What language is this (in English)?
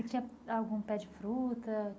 Portuguese